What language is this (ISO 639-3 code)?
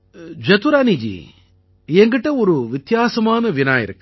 tam